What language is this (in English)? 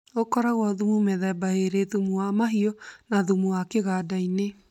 Kikuyu